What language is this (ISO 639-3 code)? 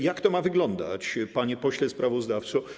pol